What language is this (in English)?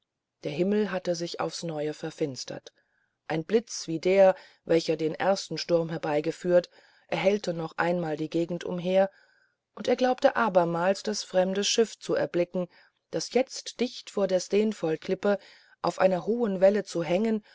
German